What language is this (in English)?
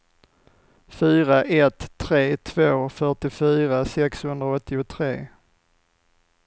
Swedish